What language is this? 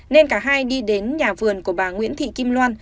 Vietnamese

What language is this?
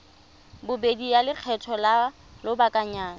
Tswana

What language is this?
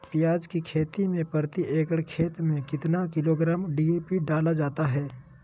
Magahi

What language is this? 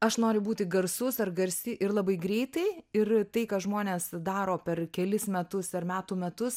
Lithuanian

